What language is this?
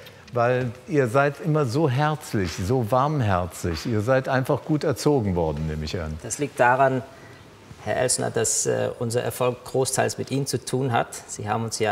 German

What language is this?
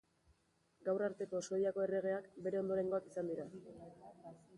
Basque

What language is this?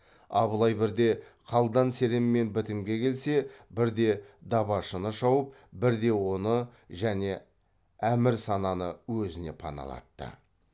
Kazakh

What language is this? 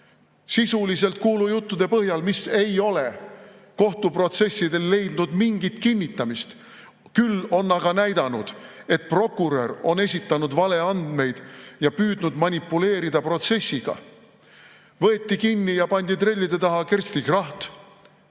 Estonian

